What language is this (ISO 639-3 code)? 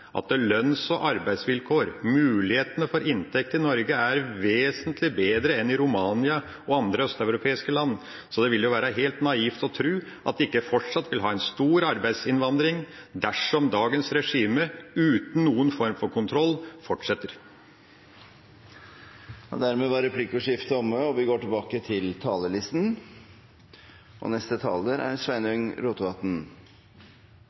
nor